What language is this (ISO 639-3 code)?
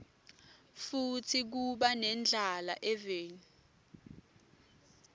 ssw